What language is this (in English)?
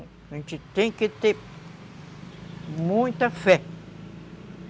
Portuguese